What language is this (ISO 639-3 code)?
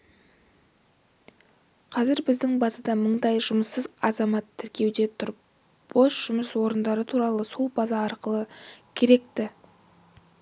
kaz